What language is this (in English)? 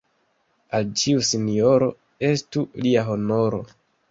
Esperanto